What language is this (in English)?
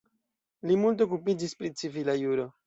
Esperanto